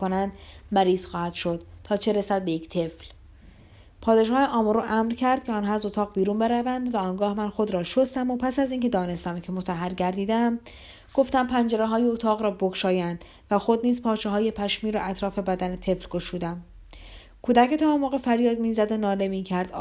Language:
Persian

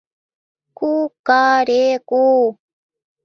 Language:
Mari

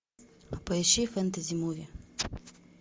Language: Russian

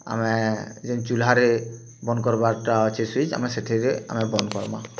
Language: Odia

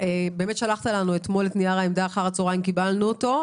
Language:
Hebrew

